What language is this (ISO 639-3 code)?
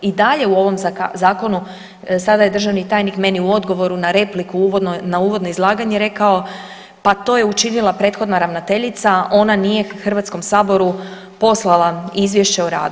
hrv